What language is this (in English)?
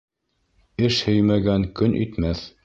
Bashkir